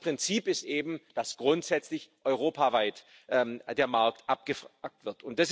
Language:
German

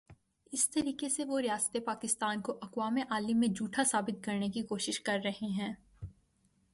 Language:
Urdu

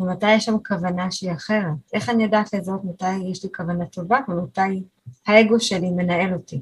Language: Hebrew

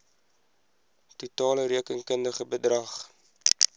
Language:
Afrikaans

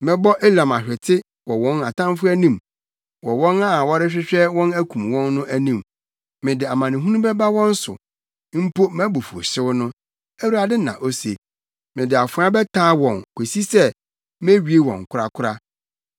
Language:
Akan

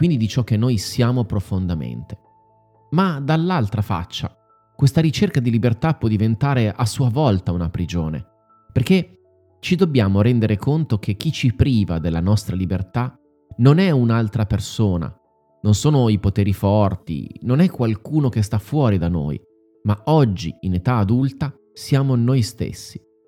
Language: Italian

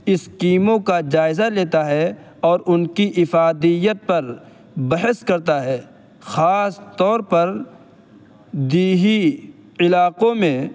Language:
Urdu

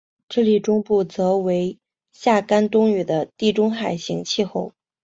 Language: Chinese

